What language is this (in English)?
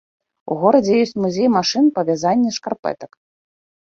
Belarusian